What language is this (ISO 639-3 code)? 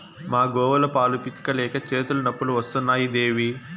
tel